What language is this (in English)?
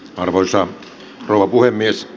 Finnish